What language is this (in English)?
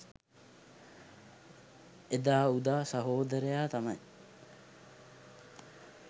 Sinhala